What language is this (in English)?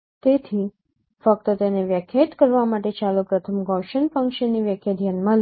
Gujarati